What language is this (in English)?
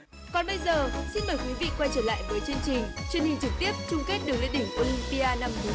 Vietnamese